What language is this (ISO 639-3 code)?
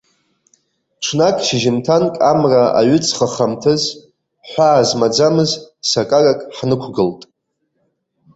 abk